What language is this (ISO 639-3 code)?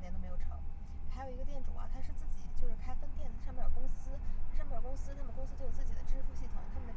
zho